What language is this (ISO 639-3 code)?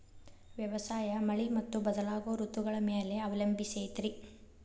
kan